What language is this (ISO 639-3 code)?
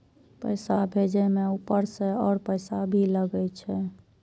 mai